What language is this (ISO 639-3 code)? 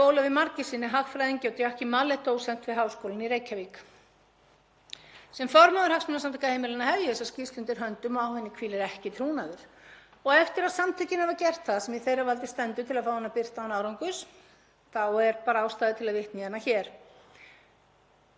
isl